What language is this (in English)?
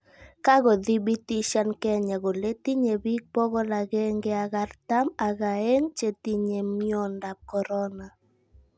Kalenjin